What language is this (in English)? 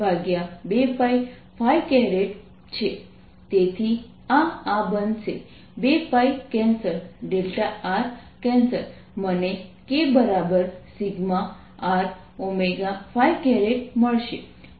Gujarati